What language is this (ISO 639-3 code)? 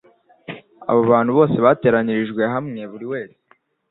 kin